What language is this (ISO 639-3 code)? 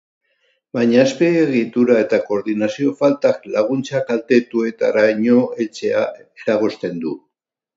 eus